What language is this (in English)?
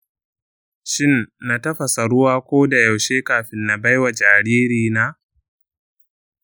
Hausa